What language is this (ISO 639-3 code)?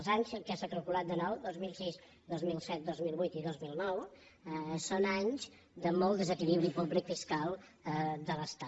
cat